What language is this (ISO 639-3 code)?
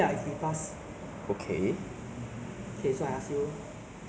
eng